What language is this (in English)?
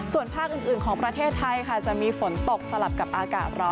Thai